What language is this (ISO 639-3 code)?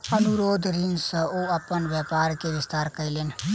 mai